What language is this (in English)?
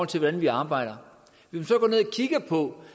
Danish